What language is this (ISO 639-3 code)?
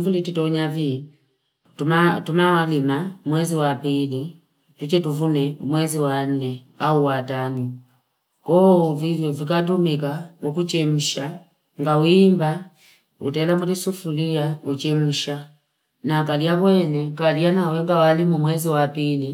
fip